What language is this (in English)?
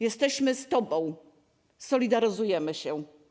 Polish